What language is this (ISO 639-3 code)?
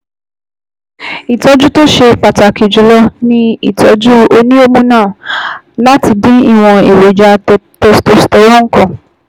yor